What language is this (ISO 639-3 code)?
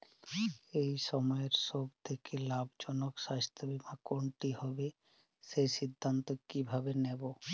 ben